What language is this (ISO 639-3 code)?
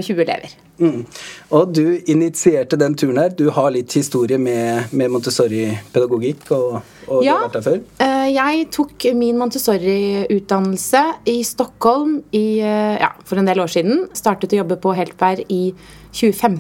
eng